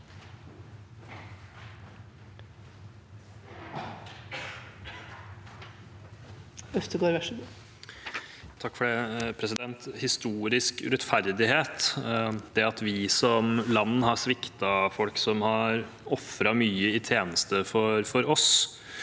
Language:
Norwegian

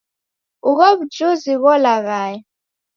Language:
Taita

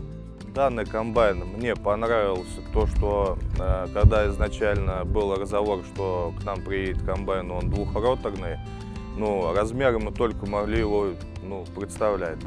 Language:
Russian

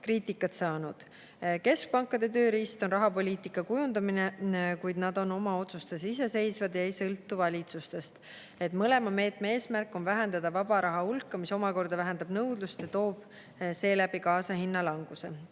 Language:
Estonian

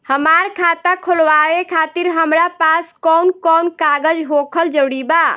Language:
Bhojpuri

